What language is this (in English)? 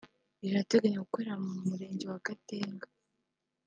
Kinyarwanda